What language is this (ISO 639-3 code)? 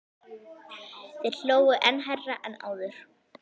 isl